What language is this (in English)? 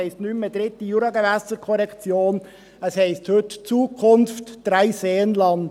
Swiss German